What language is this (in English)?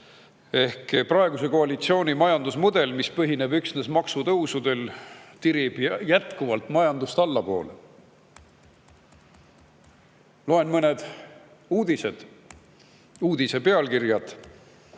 Estonian